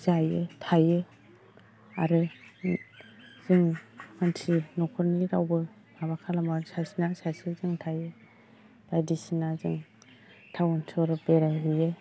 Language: Bodo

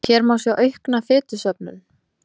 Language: Icelandic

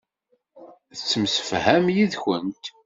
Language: Kabyle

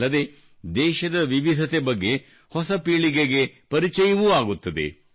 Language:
Kannada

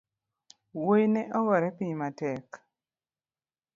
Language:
Luo (Kenya and Tanzania)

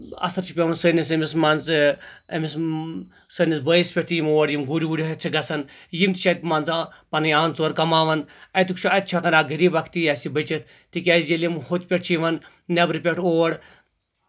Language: Kashmiri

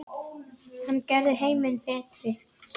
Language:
Icelandic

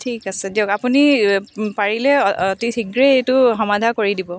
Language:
Assamese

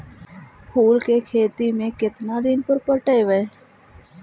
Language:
Magahi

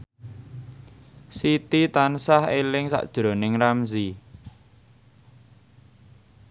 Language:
Javanese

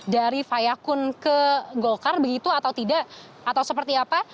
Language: Indonesian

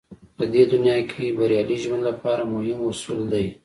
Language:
Pashto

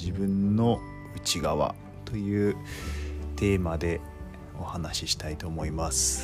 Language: Japanese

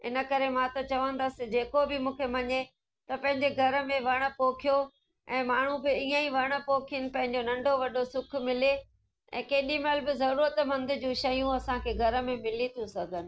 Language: Sindhi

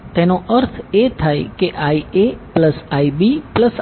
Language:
Gujarati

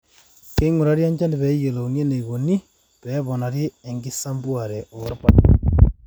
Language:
Masai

